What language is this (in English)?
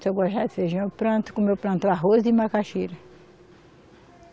Portuguese